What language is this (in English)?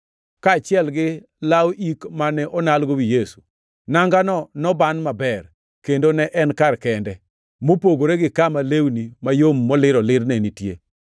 Luo (Kenya and Tanzania)